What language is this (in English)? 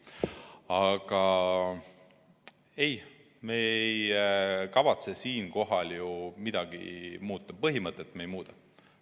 Estonian